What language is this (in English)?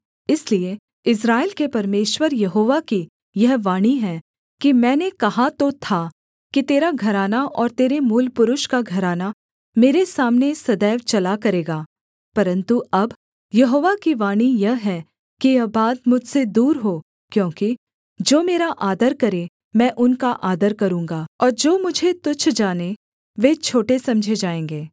Hindi